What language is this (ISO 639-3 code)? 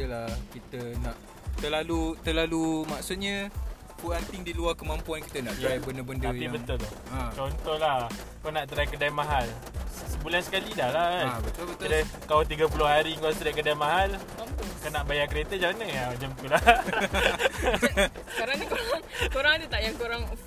msa